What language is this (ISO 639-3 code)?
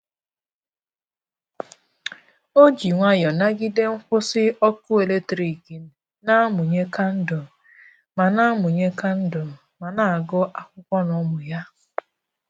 ibo